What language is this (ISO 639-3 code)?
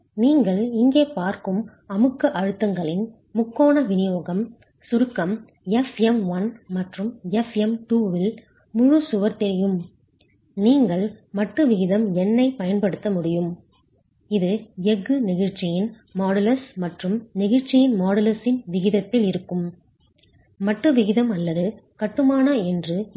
tam